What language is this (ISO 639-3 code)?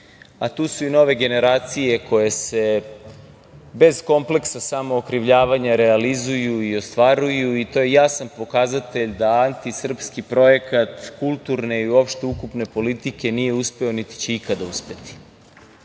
srp